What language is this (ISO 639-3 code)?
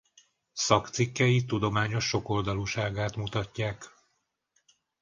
hun